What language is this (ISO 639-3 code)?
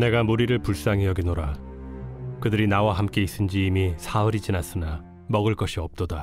kor